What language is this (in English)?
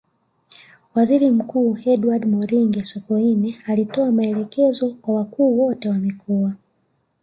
Swahili